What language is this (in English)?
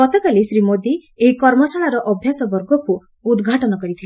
Odia